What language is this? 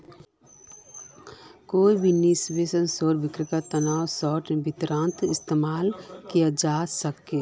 Magahi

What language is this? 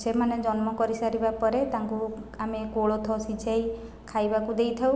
Odia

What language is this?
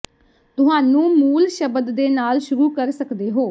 Punjabi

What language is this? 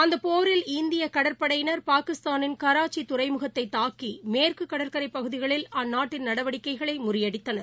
Tamil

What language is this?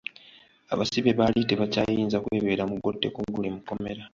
Ganda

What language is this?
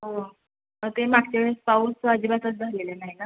Marathi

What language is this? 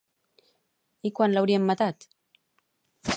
Catalan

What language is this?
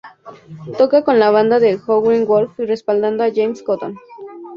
Spanish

